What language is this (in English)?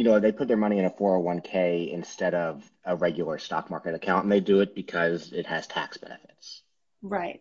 English